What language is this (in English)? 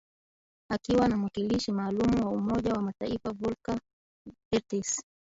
Swahili